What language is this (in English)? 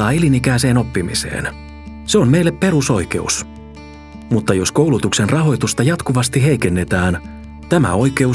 Finnish